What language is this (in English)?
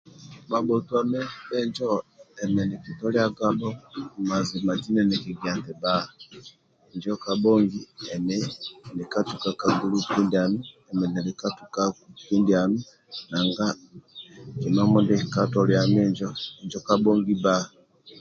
Amba (Uganda)